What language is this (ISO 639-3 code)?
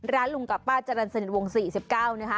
tha